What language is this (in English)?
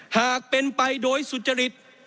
Thai